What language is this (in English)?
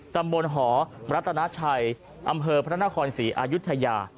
Thai